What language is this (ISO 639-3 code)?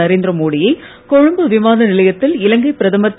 tam